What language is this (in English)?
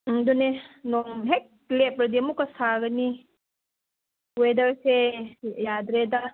Manipuri